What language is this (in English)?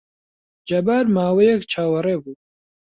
Central Kurdish